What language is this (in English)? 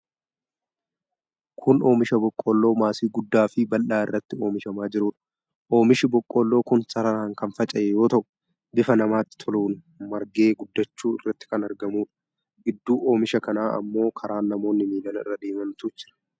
Oromo